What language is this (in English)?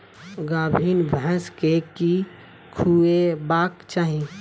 Maithili